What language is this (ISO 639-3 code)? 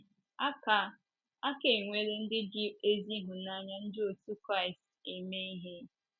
ibo